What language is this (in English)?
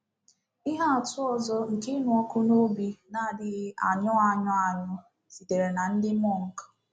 Igbo